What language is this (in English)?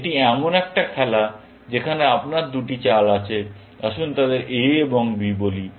Bangla